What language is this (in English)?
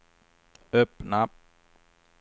Swedish